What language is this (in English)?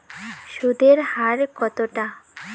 Bangla